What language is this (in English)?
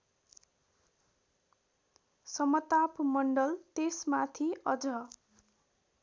Nepali